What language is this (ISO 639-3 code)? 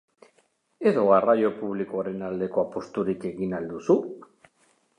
eus